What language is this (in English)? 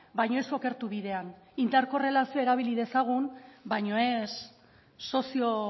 Basque